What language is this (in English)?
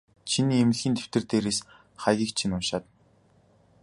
Mongolian